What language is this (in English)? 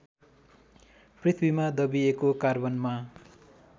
Nepali